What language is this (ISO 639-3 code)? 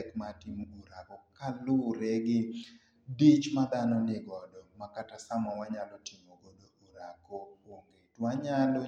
luo